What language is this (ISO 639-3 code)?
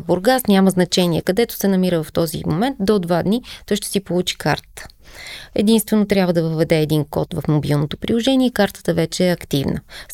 bul